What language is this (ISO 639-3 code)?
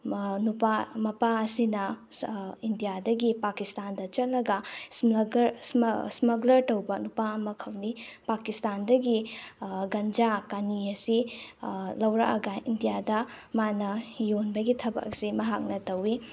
mni